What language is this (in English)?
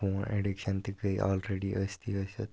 Kashmiri